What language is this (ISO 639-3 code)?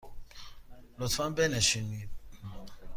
fas